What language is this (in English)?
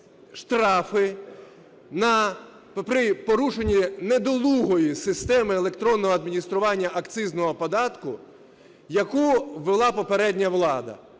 Ukrainian